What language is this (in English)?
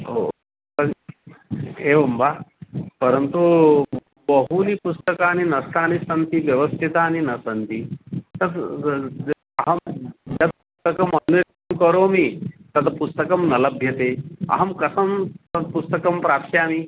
Sanskrit